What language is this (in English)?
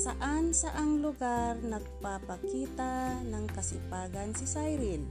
Filipino